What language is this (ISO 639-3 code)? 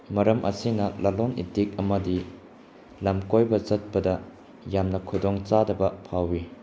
mni